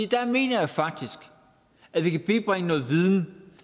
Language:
Danish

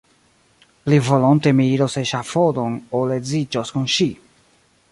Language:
Esperanto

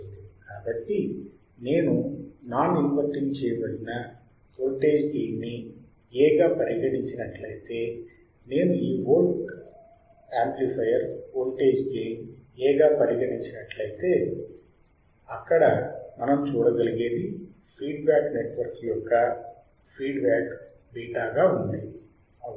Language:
Telugu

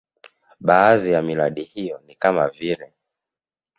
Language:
Swahili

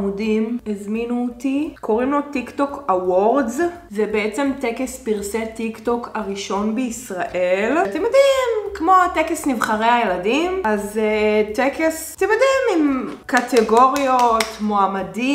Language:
Hebrew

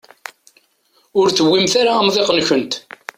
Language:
Kabyle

